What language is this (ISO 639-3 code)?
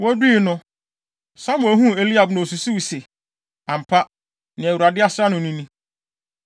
aka